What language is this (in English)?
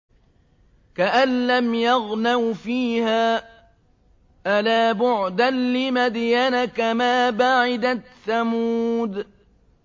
Arabic